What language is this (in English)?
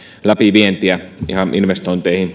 Finnish